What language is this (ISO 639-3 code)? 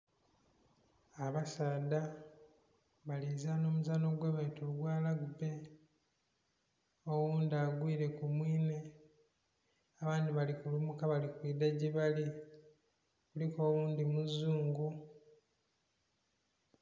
xog